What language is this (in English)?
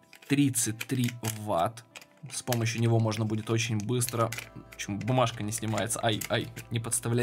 Russian